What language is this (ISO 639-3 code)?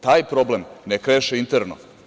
srp